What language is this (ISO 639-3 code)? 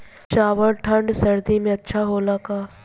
bho